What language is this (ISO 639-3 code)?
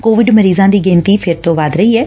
pan